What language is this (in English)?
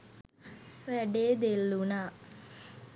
Sinhala